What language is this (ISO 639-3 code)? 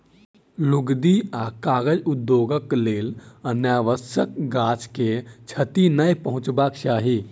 mai